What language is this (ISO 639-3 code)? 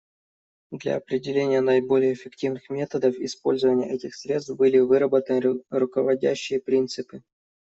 rus